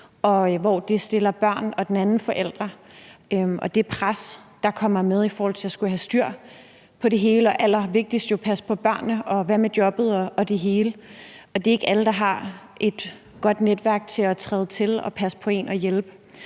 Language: Danish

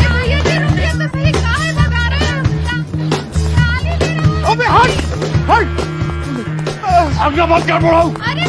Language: Hindi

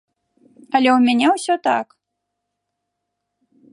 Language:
Belarusian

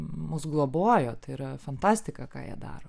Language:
Lithuanian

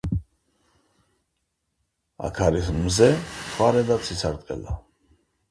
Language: Georgian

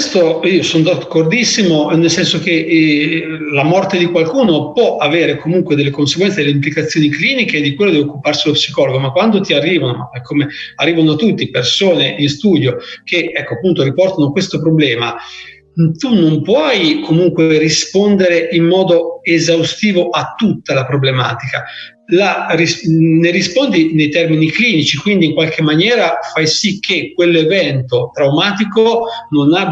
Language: Italian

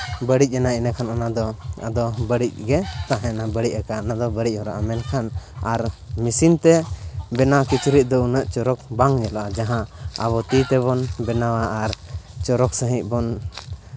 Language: Santali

